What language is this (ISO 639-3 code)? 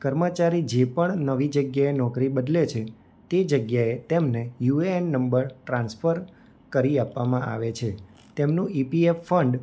guj